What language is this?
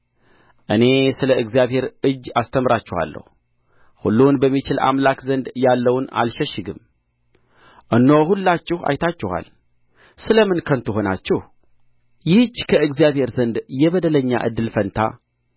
Amharic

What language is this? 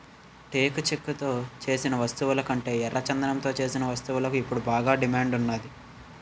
Telugu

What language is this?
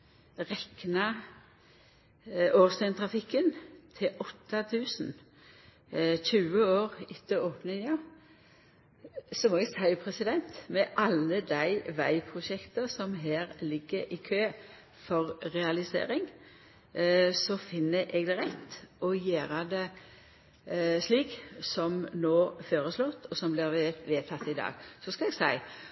Norwegian Nynorsk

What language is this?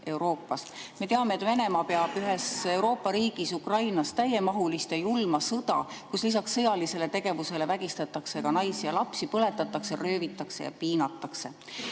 Estonian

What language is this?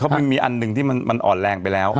Thai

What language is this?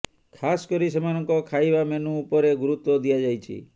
Odia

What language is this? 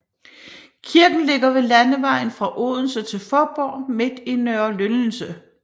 Danish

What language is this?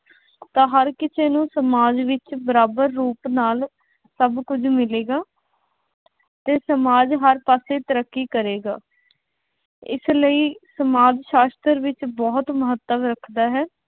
Punjabi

